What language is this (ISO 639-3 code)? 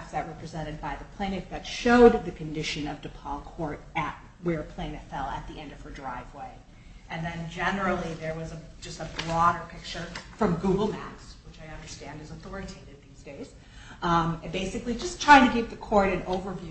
eng